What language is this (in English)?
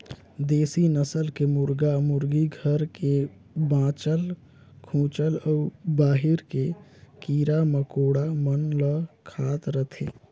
Chhattisgarhi